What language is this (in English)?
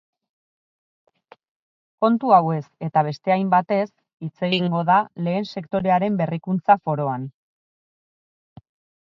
Basque